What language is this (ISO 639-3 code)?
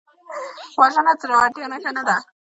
pus